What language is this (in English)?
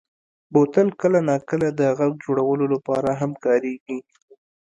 Pashto